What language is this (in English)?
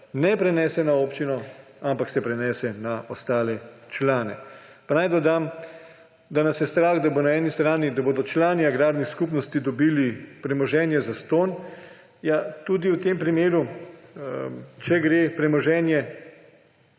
Slovenian